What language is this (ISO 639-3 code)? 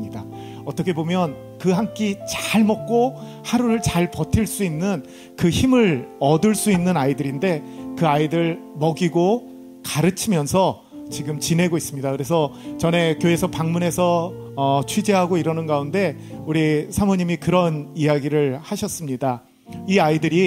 kor